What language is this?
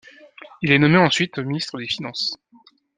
French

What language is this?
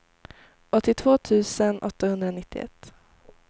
Swedish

